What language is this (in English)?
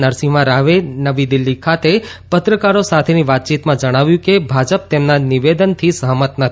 Gujarati